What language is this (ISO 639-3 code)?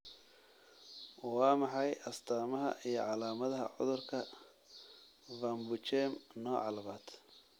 som